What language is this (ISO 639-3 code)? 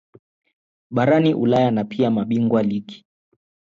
swa